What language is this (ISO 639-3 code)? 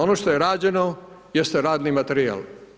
hrv